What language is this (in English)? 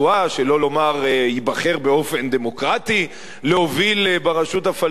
Hebrew